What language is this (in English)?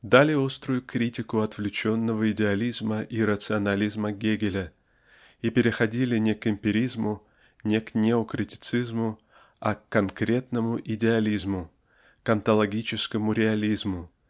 Russian